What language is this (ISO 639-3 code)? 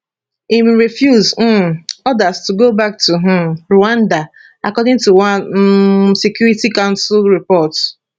pcm